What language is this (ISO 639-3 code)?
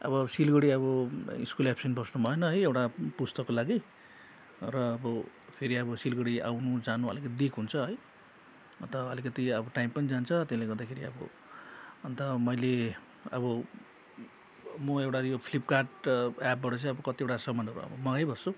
nep